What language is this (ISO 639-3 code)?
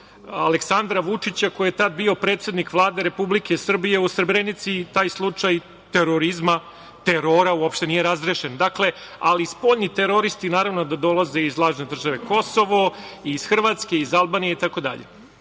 srp